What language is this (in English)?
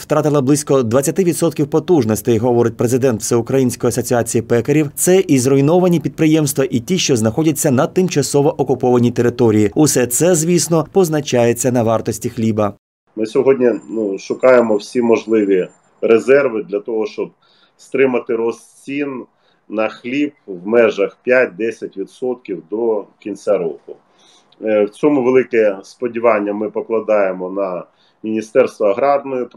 Ukrainian